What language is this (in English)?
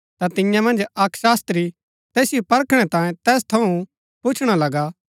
Gaddi